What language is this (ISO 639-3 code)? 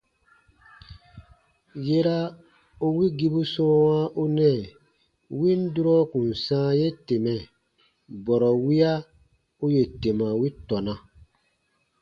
bba